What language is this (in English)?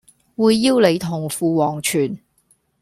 Cantonese